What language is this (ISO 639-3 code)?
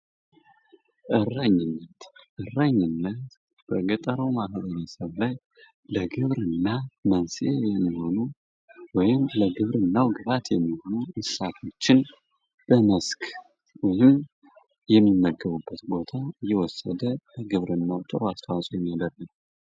amh